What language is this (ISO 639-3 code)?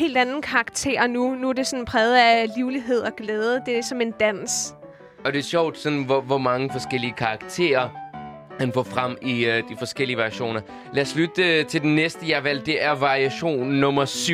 dan